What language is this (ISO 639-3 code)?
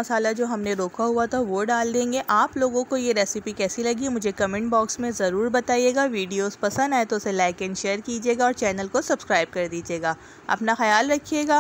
hin